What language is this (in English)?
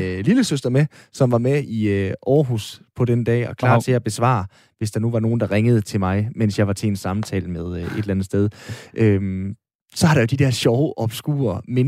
Danish